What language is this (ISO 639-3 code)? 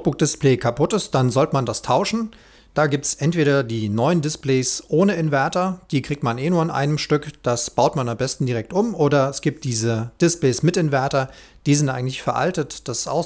deu